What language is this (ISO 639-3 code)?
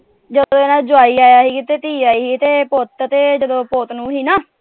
pan